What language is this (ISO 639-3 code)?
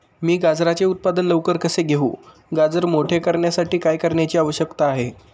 mar